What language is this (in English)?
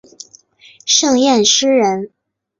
Chinese